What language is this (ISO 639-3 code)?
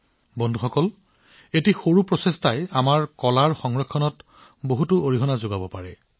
asm